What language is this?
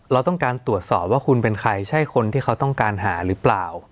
Thai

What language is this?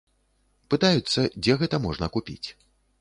Belarusian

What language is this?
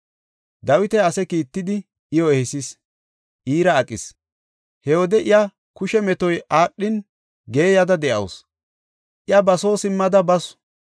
Gofa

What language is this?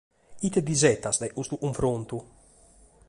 Sardinian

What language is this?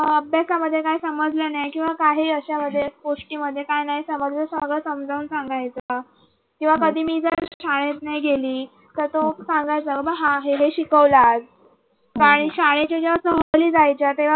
Marathi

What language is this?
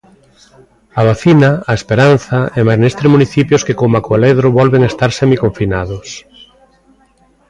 Galician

